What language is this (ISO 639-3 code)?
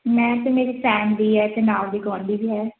pan